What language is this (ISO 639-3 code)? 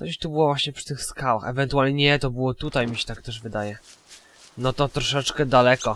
pol